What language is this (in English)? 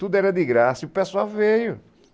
Portuguese